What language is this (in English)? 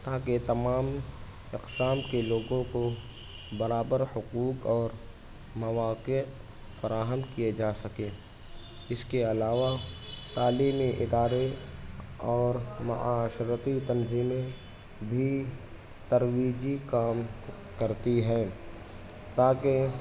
Urdu